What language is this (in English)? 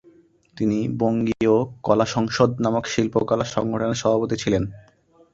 Bangla